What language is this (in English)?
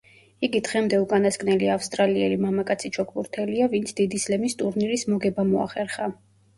Georgian